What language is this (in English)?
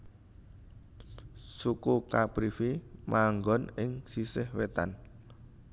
Javanese